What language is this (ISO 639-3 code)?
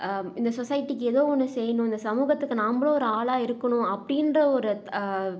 tam